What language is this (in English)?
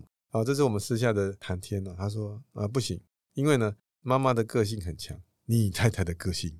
Chinese